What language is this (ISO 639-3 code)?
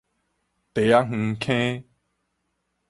nan